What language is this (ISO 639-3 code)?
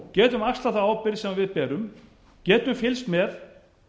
isl